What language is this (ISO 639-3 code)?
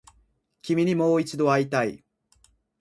jpn